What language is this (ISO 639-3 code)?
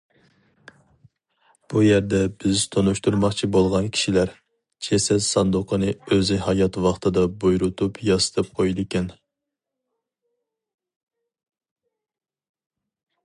uig